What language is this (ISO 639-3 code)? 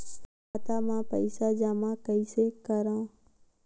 hne